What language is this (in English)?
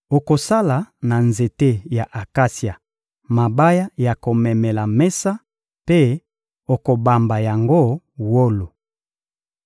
Lingala